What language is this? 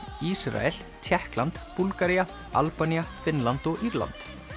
Icelandic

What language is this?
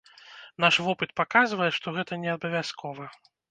Belarusian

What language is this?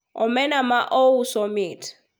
Luo (Kenya and Tanzania)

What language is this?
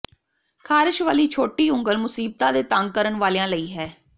Punjabi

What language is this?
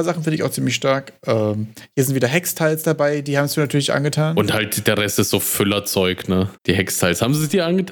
German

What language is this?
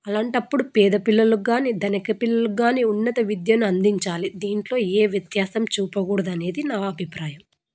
Telugu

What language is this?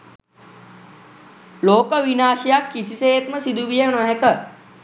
Sinhala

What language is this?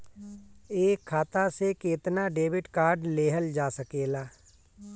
Bhojpuri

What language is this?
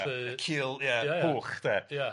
Welsh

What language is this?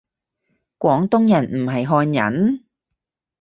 Cantonese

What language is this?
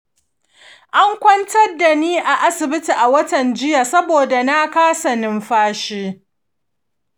Hausa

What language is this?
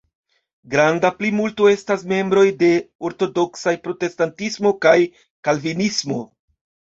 Esperanto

